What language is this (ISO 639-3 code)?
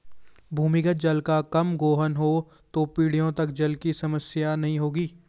hin